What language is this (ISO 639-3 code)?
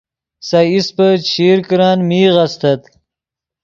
ydg